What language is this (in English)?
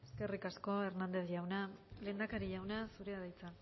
Basque